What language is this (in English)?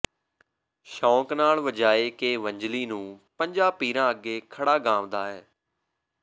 Punjabi